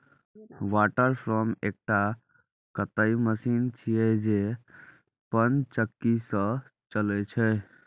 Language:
Maithili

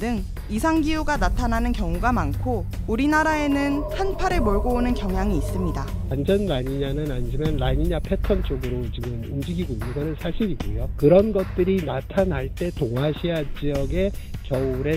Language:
Korean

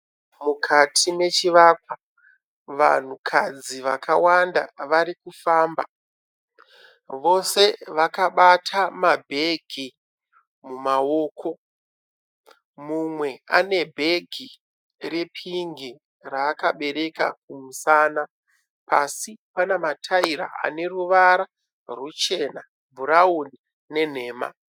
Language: Shona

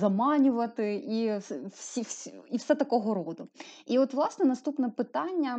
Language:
Ukrainian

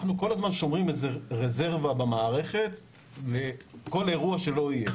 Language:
Hebrew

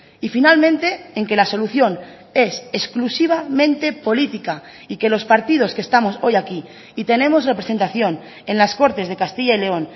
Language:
Spanish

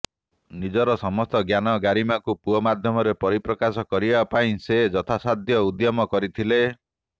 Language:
Odia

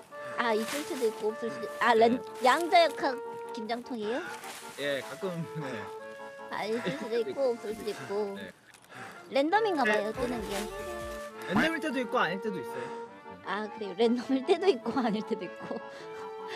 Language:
Korean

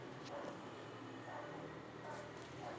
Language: Kannada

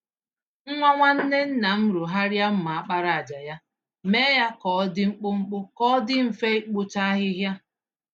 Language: Igbo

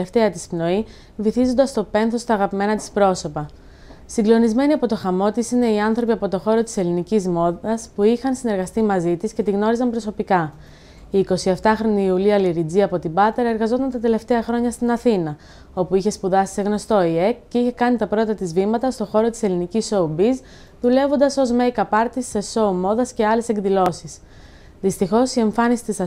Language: Greek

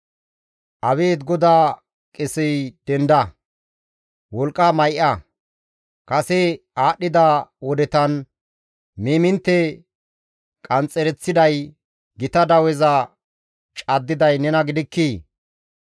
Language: Gamo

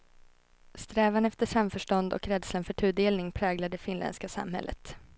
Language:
Swedish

